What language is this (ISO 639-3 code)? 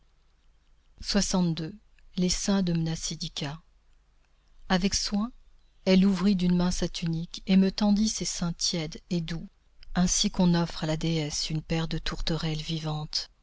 fra